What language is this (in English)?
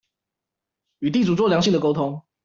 Chinese